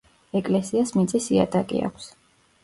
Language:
Georgian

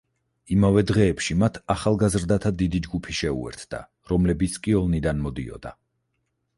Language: Georgian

